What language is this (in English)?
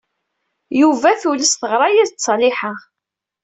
Kabyle